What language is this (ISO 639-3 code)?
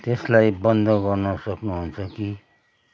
nep